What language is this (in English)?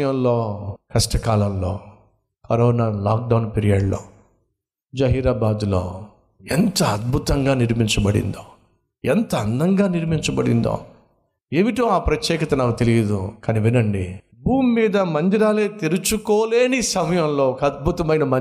Telugu